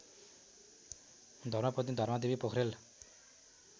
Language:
Nepali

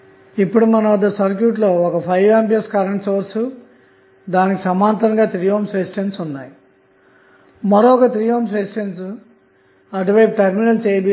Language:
Telugu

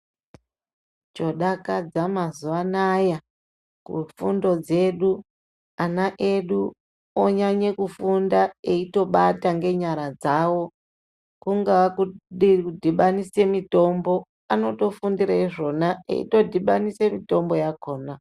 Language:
Ndau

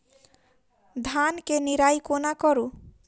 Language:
Maithili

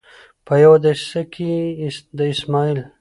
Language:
Pashto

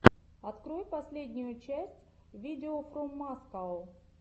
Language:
Russian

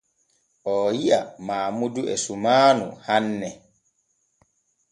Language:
Borgu Fulfulde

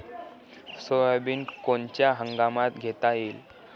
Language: Marathi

